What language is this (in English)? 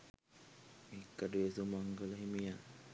Sinhala